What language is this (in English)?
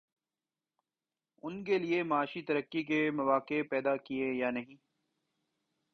Urdu